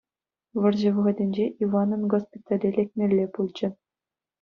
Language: Chuvash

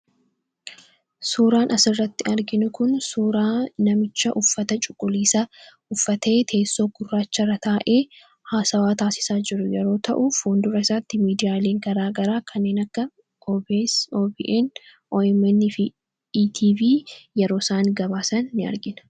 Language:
Oromo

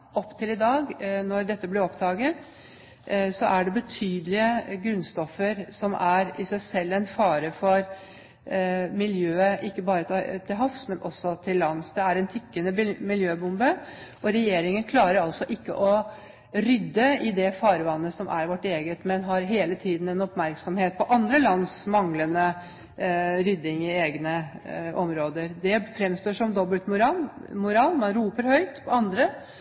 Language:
Norwegian Bokmål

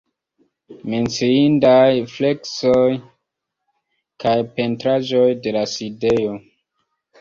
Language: Esperanto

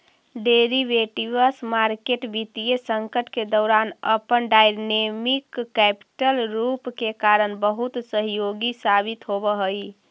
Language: Magahi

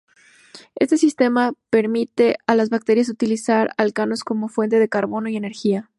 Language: Spanish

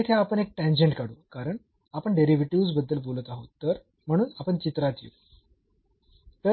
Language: Marathi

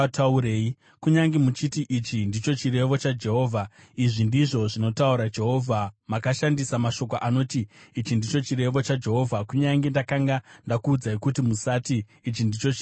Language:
Shona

